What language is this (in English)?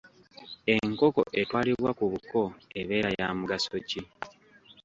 Ganda